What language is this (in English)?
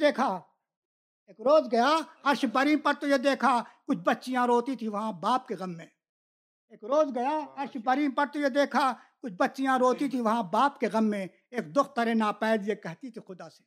Urdu